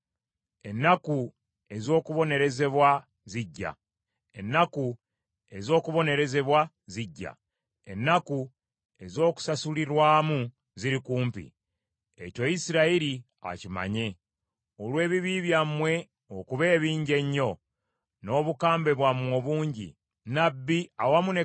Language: Ganda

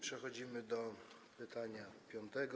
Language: Polish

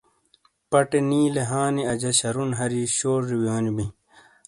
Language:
Shina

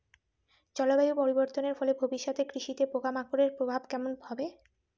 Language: Bangla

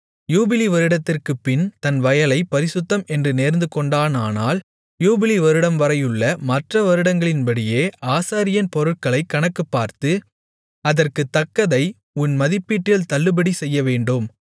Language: Tamil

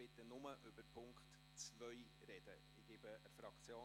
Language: Swiss German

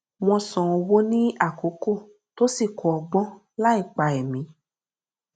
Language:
Yoruba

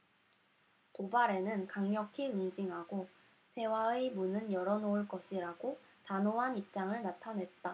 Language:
Korean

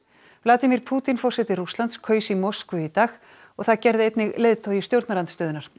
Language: Icelandic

